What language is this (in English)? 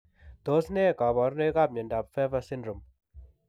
Kalenjin